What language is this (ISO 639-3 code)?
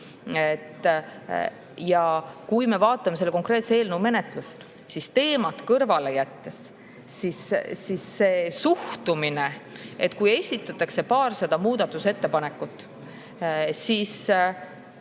est